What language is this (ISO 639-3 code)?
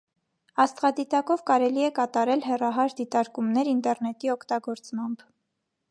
hye